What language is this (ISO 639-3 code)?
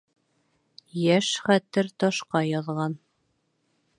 bak